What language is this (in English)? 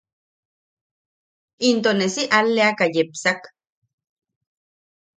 Yaqui